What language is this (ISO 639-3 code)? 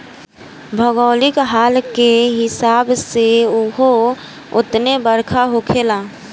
bho